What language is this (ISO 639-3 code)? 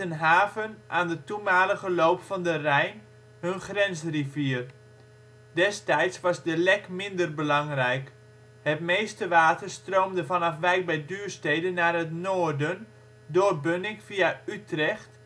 nld